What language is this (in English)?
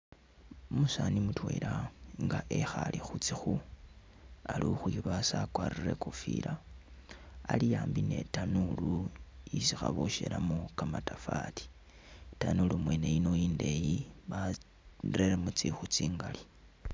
Masaaba